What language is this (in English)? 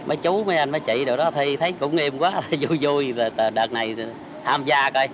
Vietnamese